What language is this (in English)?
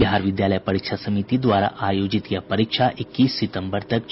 Hindi